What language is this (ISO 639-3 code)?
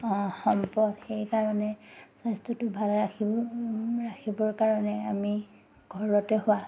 asm